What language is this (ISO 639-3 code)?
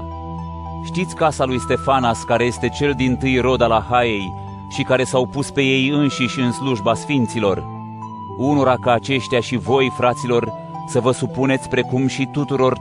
ron